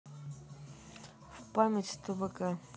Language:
Russian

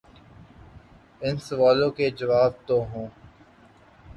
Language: Urdu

